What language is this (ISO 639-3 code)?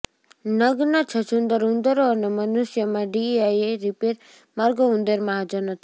guj